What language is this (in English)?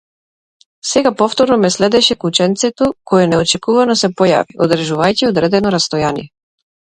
Macedonian